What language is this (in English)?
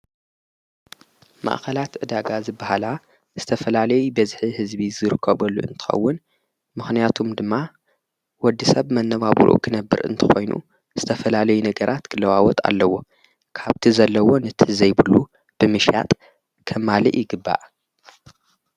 Tigrinya